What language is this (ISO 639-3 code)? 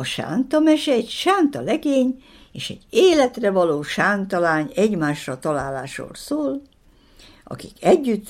hun